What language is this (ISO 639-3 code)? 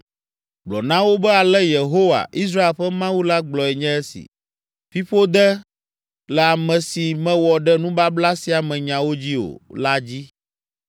ewe